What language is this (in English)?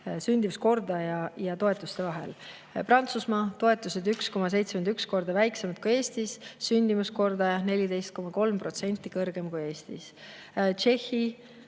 Estonian